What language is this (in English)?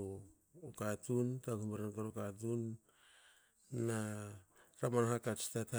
Hakö